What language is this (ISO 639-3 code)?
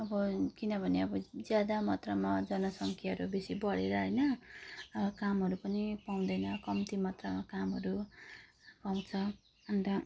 nep